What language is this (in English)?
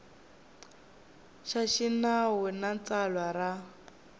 Tsonga